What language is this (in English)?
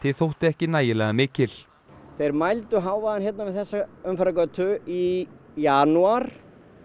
Icelandic